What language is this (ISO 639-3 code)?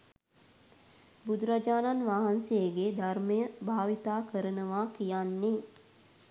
sin